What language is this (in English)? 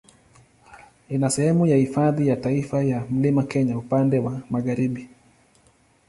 Swahili